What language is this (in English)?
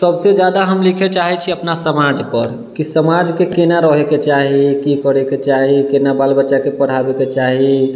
Maithili